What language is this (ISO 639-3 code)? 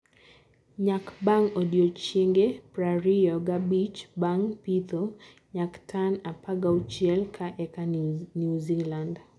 luo